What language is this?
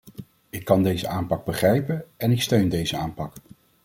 Dutch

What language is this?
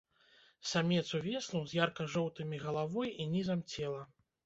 Belarusian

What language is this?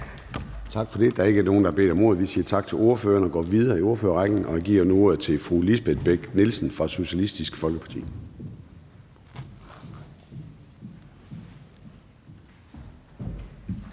Danish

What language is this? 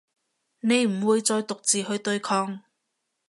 Cantonese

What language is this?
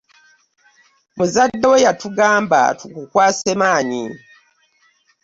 Ganda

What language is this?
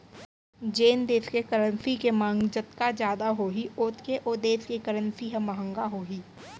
Chhattisgarhi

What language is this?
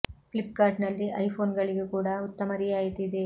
Kannada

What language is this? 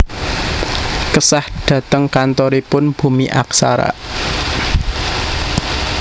Javanese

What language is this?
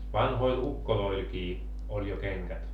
Finnish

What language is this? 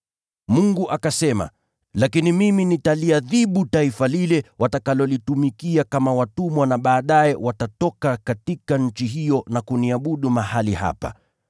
Swahili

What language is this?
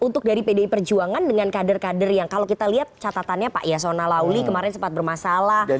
Indonesian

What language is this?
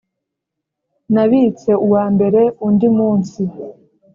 Kinyarwanda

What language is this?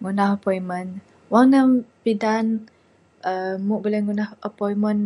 Bukar-Sadung Bidayuh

